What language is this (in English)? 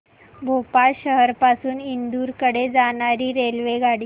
Marathi